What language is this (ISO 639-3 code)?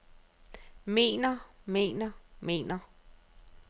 dan